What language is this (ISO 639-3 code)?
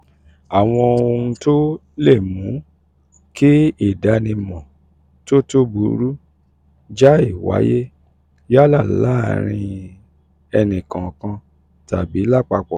yor